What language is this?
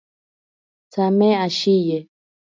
Ashéninka Perené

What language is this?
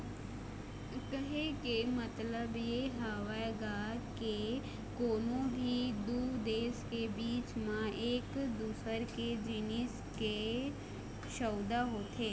Chhattisgarhi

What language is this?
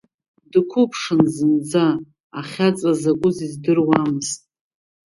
Abkhazian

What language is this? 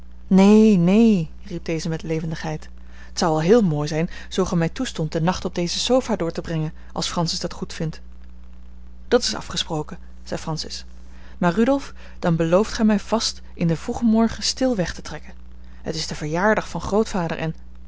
Dutch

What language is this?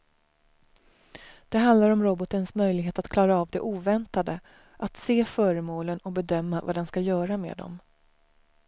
Swedish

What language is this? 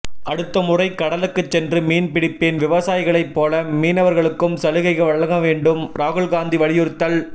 Tamil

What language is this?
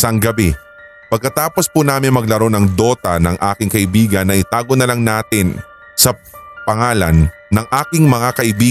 Filipino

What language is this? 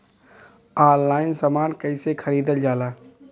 Bhojpuri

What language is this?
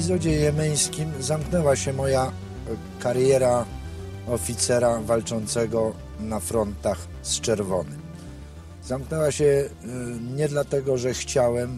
Polish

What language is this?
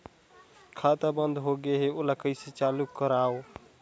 Chhattisgarhi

